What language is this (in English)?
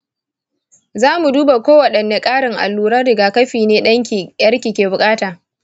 Hausa